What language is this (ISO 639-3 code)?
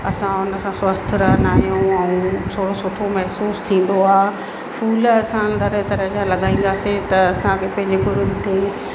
snd